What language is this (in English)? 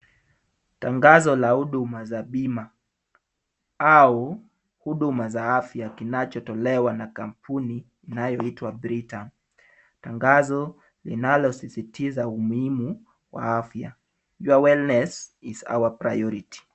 Swahili